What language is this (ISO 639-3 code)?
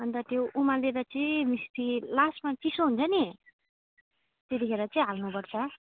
nep